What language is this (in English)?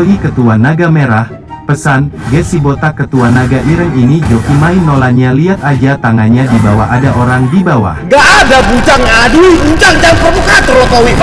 Indonesian